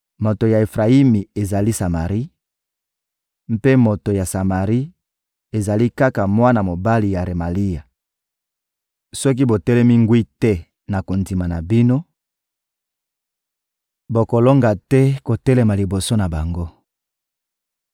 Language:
Lingala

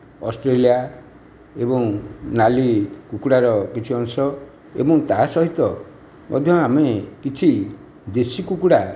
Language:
Odia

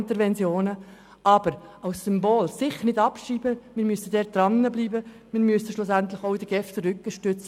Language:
Swiss German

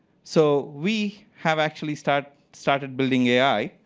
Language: English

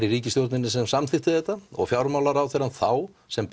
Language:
Icelandic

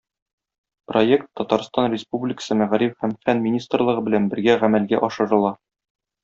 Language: Tatar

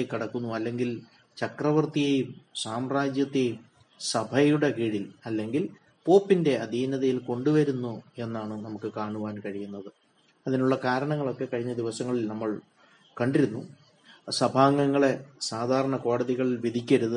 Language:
Malayalam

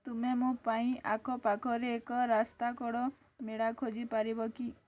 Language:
Odia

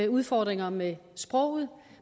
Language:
Danish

